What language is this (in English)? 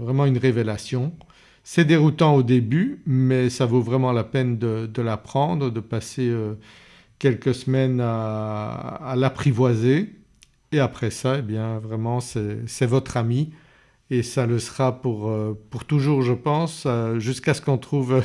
French